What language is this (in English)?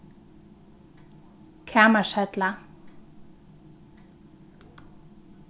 Faroese